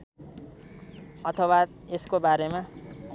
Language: Nepali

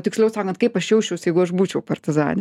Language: Lithuanian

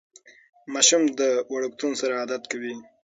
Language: Pashto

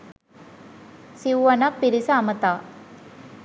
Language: Sinhala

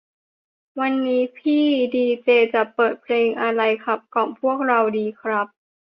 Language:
Thai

